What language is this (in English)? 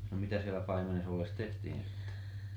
Finnish